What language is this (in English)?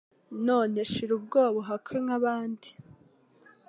Kinyarwanda